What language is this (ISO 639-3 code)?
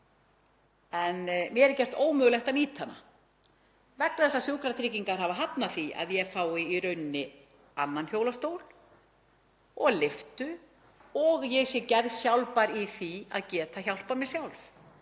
isl